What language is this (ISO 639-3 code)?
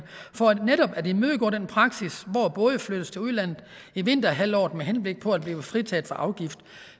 dan